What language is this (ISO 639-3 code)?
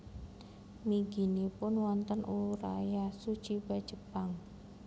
jav